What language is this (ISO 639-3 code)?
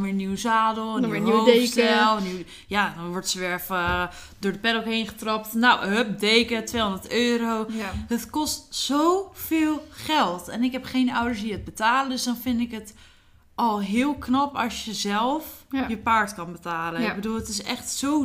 nld